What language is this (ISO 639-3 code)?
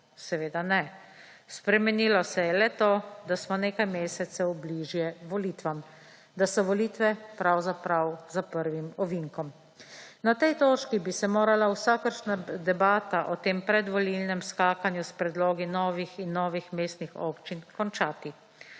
slv